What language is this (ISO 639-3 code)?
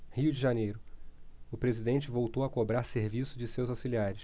por